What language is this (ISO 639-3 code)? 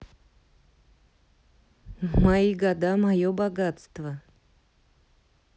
rus